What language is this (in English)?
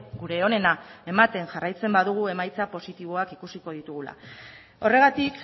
Basque